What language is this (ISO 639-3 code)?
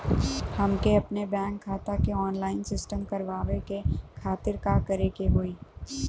bho